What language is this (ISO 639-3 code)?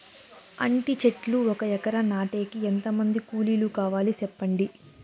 tel